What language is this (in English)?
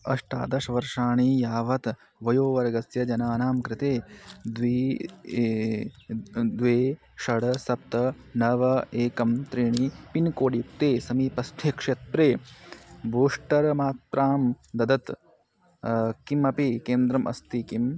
Sanskrit